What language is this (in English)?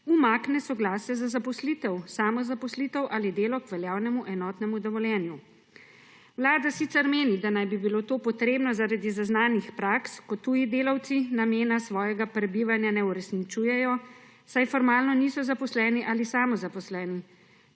Slovenian